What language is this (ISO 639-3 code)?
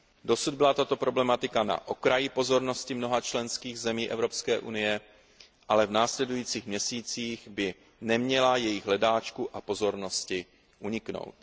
ces